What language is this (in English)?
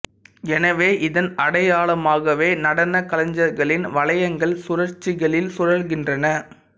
Tamil